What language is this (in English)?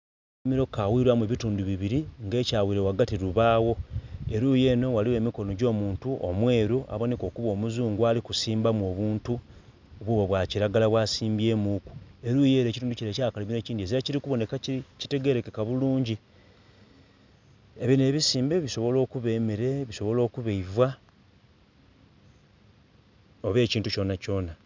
Soga